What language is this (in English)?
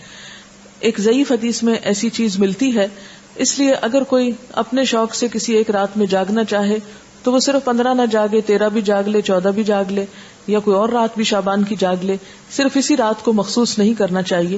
Urdu